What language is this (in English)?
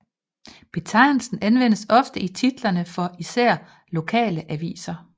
Danish